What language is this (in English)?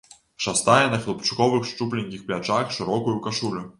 Belarusian